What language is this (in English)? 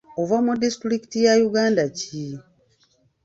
Ganda